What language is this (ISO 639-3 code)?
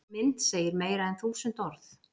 isl